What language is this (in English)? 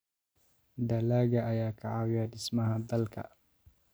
Somali